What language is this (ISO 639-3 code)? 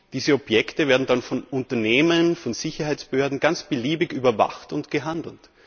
deu